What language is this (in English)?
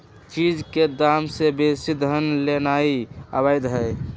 Magahi